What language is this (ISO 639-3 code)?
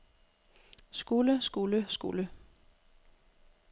dan